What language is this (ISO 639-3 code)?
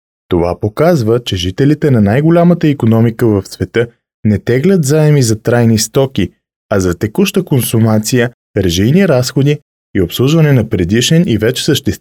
bul